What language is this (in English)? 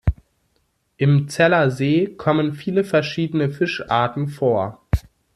German